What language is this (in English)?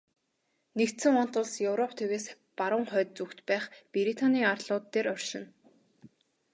Mongolian